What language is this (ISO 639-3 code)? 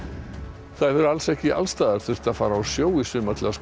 isl